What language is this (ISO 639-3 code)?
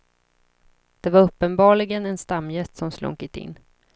swe